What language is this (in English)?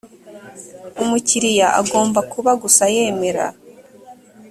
Kinyarwanda